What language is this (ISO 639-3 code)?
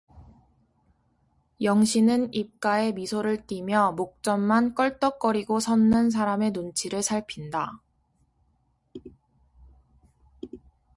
kor